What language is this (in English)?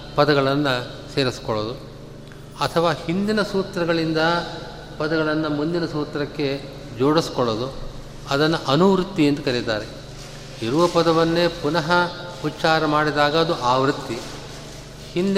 Kannada